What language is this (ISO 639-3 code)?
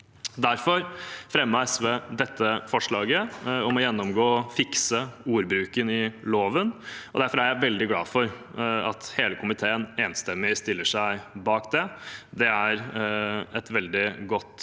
nor